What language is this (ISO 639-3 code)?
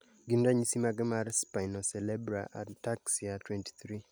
luo